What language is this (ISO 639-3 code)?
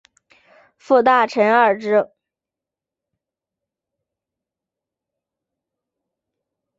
zho